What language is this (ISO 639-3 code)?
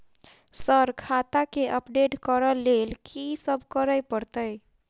mai